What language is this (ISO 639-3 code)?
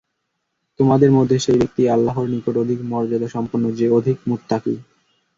ben